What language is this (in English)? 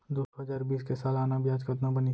Chhattisgarhi